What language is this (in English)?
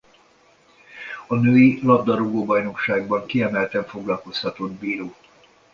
Hungarian